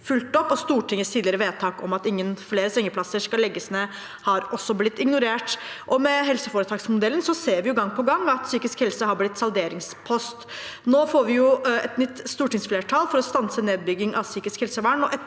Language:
Norwegian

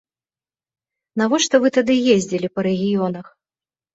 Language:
Belarusian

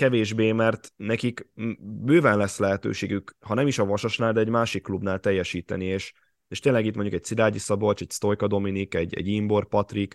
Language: Hungarian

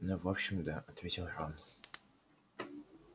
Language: Russian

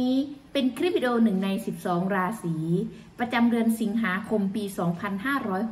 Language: Thai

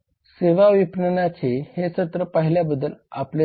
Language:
Marathi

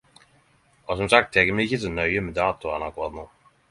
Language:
Norwegian Nynorsk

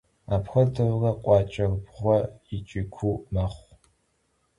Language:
Kabardian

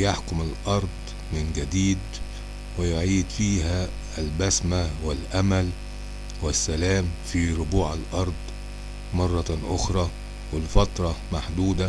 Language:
Arabic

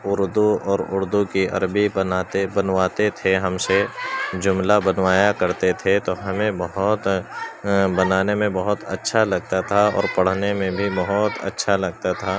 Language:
Urdu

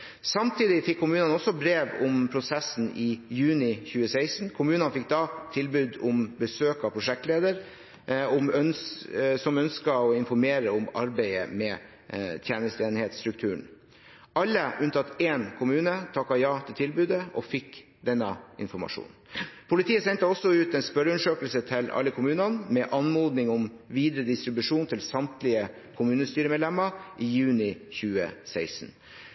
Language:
Norwegian Bokmål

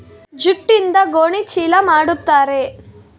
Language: Kannada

